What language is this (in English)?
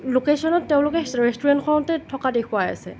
Assamese